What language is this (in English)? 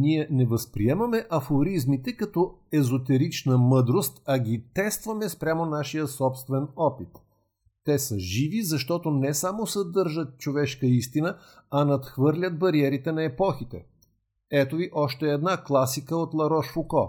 Bulgarian